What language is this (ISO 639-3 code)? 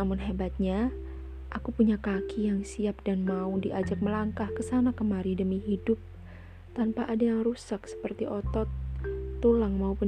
ind